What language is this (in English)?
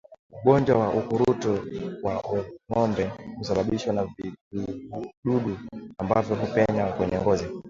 Swahili